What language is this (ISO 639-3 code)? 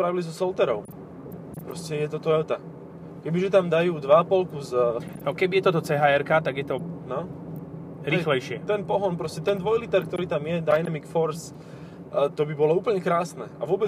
slk